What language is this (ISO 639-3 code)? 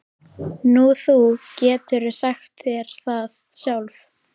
isl